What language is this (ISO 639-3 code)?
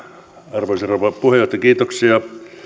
fin